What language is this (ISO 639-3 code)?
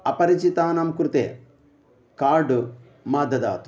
san